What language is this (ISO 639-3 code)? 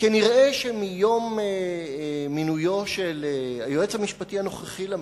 heb